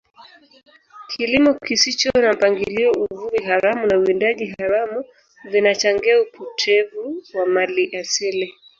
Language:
Swahili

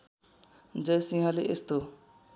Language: Nepali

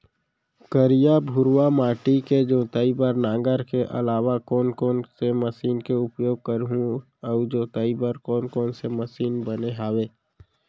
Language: Chhattisgarhi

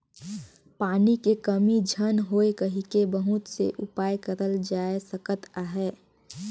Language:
Chhattisgarhi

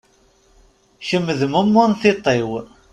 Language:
Kabyle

